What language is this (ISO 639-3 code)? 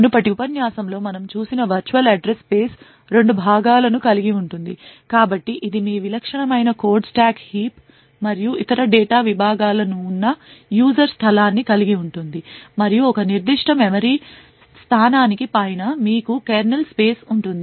tel